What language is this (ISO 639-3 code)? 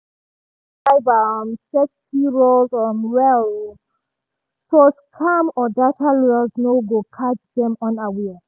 pcm